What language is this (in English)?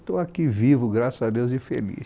Portuguese